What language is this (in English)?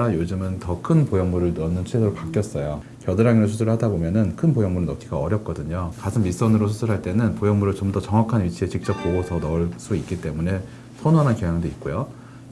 Korean